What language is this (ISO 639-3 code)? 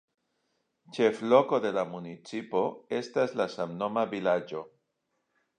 epo